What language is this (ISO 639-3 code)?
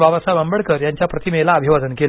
mar